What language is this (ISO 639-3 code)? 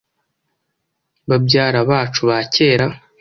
kin